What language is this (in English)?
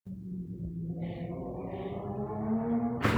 Masai